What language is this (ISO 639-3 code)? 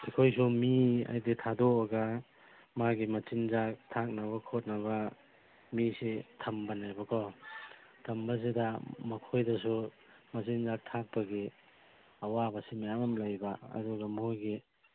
mni